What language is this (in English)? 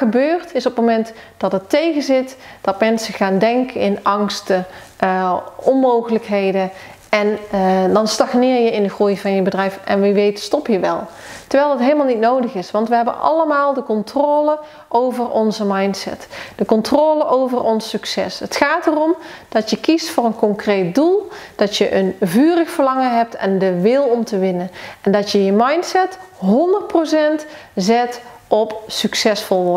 Dutch